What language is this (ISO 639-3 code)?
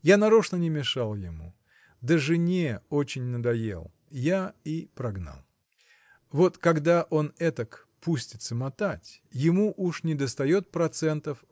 rus